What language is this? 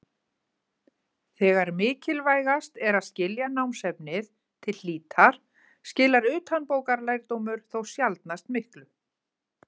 Icelandic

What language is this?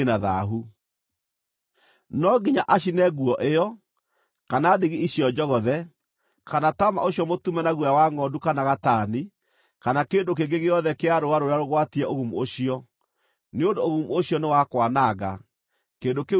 Kikuyu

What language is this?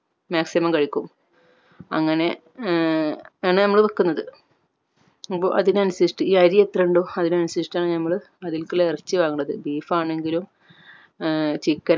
Malayalam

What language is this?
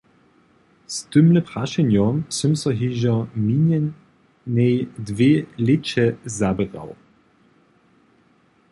Upper Sorbian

